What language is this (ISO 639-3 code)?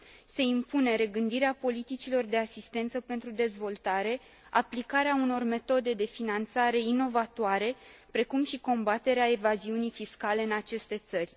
ron